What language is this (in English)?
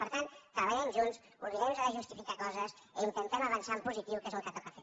Catalan